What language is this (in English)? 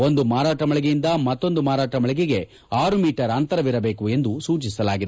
Kannada